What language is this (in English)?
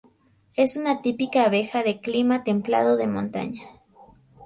Spanish